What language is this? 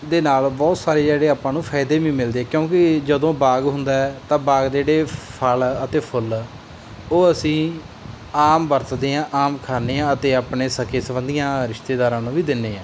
Punjabi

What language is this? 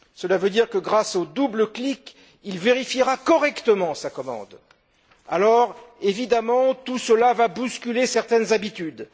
French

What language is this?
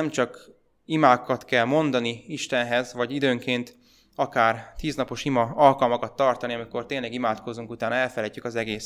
Hungarian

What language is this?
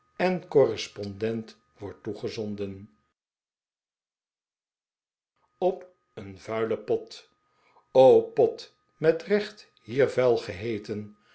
Dutch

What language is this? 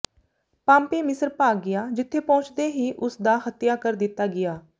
Punjabi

